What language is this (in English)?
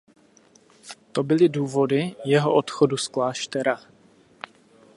Czech